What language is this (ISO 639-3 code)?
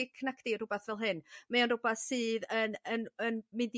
cym